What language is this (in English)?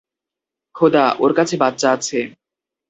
Bangla